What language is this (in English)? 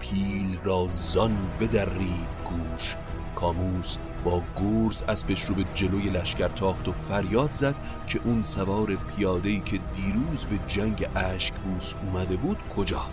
Persian